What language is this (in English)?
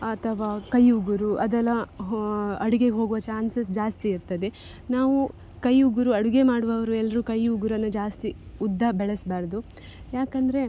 Kannada